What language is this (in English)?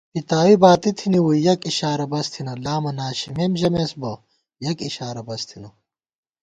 Gawar-Bati